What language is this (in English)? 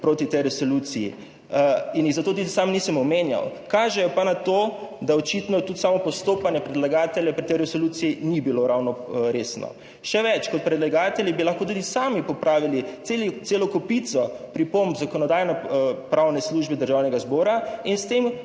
Slovenian